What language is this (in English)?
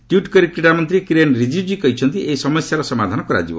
Odia